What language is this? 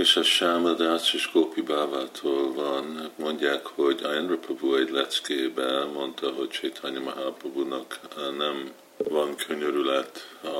Hungarian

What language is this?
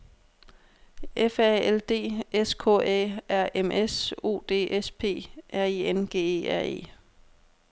Danish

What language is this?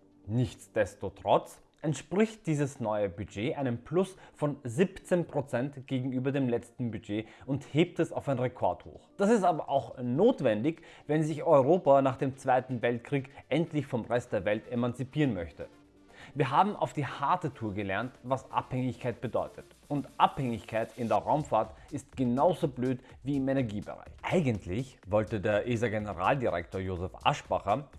German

